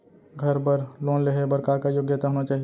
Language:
Chhattisgarhi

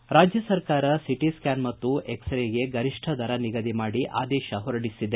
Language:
Kannada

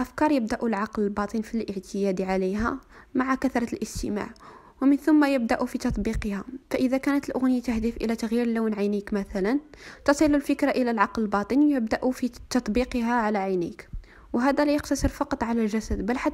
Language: Arabic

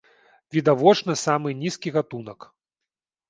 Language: Belarusian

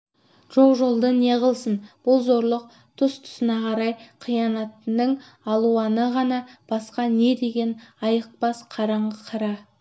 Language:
Kazakh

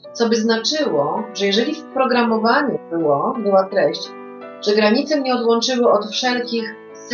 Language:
Polish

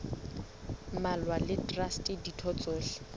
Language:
Southern Sotho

